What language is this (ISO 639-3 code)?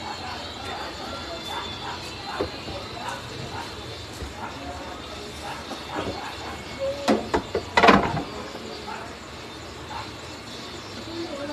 fil